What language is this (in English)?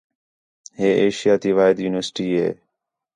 Khetrani